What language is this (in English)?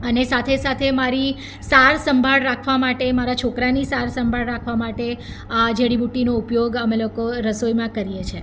Gujarati